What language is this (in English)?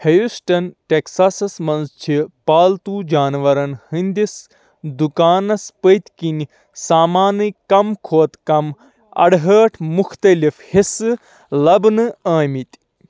Kashmiri